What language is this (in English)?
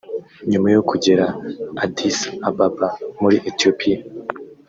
Kinyarwanda